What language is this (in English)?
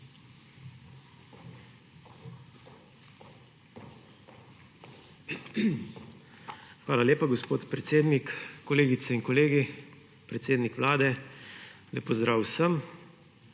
Slovenian